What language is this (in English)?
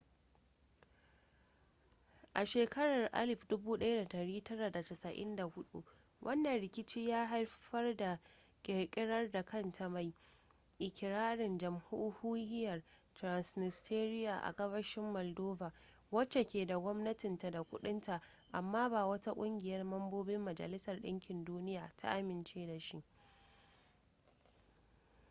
Hausa